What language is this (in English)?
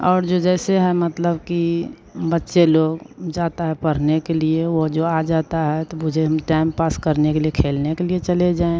Hindi